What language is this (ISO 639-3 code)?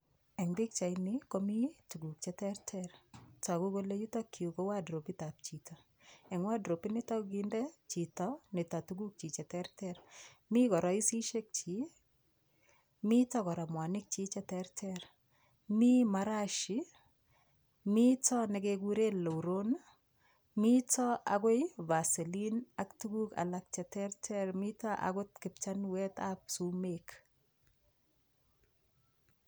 kln